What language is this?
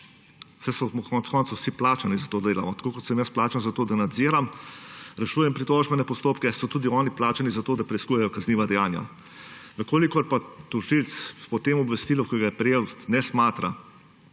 Slovenian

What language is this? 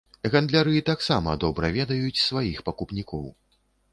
Belarusian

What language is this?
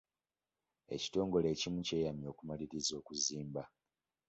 Ganda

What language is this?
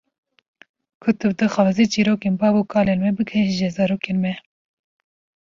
Kurdish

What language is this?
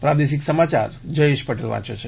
Gujarati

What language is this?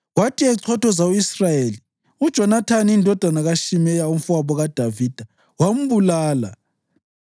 North Ndebele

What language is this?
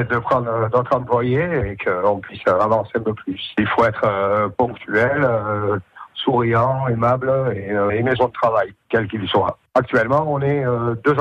French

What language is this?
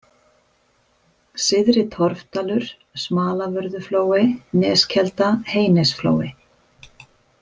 Icelandic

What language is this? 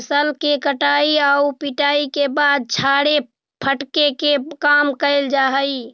Magahi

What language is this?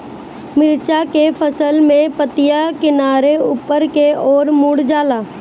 Bhojpuri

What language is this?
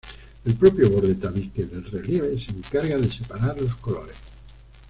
Spanish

